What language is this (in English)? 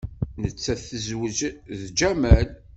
Kabyle